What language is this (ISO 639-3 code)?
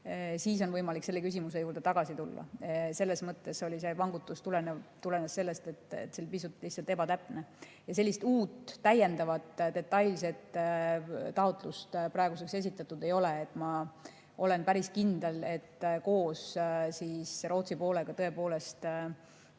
est